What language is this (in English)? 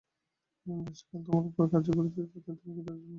Bangla